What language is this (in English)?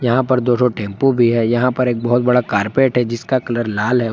Hindi